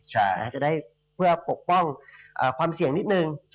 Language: Thai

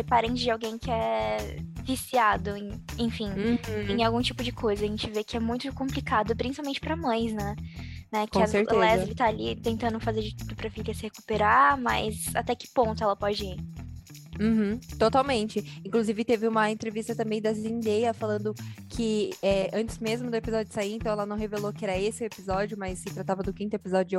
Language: Portuguese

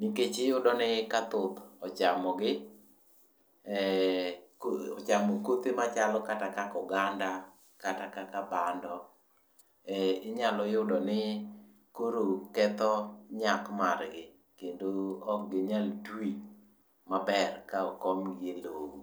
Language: Luo (Kenya and Tanzania)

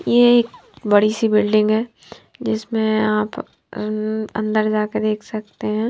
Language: Hindi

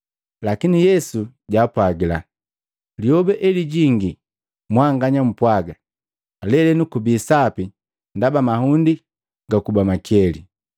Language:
Matengo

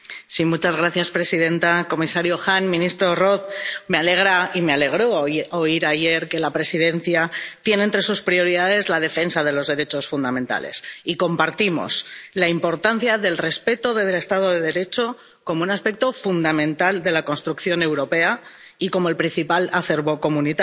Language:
Spanish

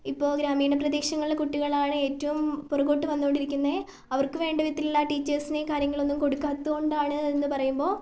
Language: Malayalam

